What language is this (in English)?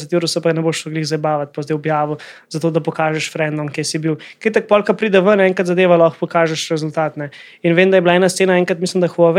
Slovak